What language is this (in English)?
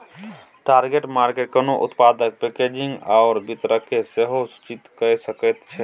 Maithili